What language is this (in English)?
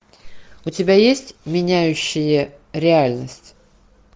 Russian